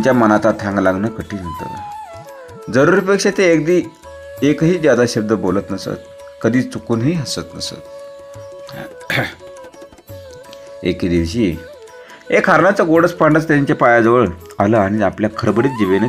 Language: Romanian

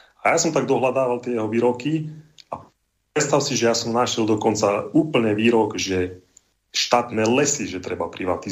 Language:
Slovak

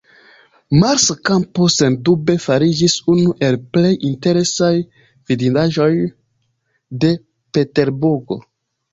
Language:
Esperanto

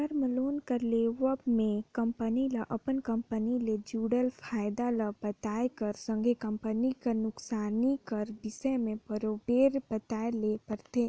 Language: Chhattisgarhi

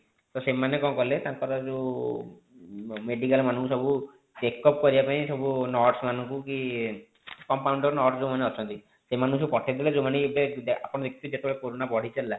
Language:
Odia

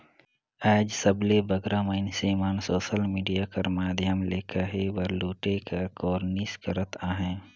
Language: Chhattisgarhi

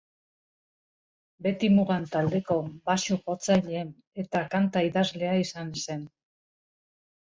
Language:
Basque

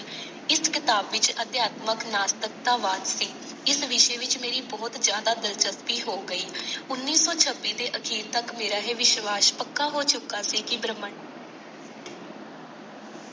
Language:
Punjabi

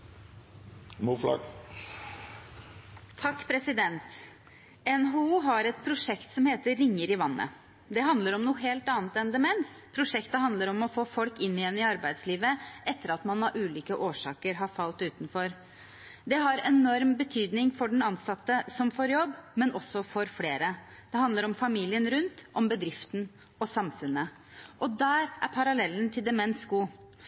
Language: Norwegian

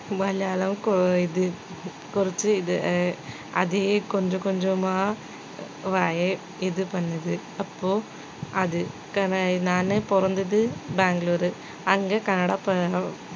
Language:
Tamil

